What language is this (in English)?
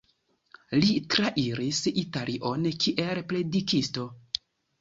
Esperanto